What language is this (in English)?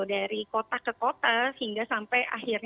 Indonesian